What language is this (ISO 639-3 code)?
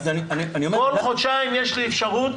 heb